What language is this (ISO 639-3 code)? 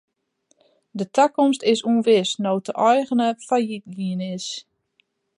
fry